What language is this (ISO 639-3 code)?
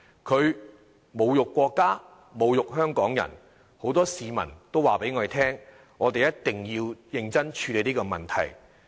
yue